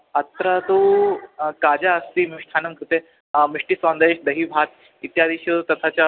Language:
Sanskrit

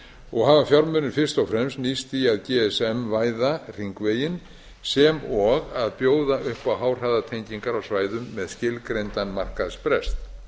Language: Icelandic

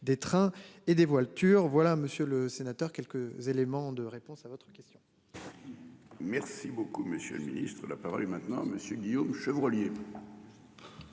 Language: French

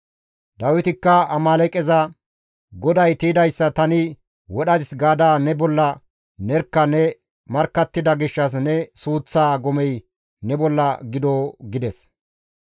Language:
Gamo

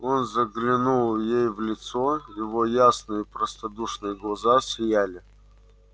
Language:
Russian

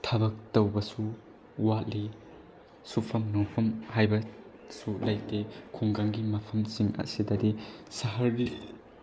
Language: Manipuri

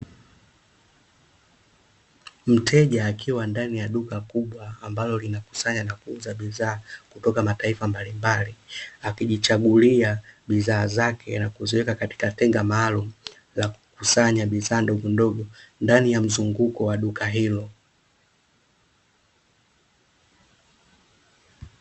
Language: Swahili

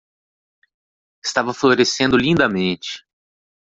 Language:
Portuguese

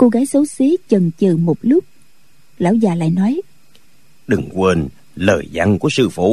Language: Vietnamese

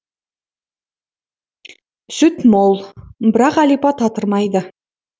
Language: Kazakh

